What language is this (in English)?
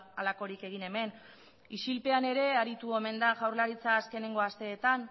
Basque